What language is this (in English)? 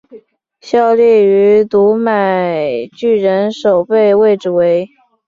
Chinese